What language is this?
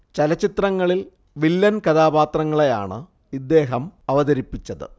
Malayalam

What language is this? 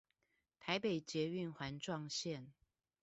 Chinese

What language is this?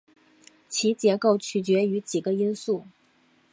Chinese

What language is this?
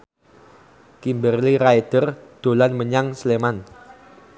Javanese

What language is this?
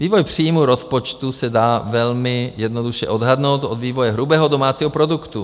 Czech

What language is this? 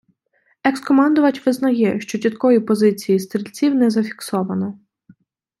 Ukrainian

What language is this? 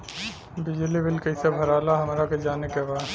Bhojpuri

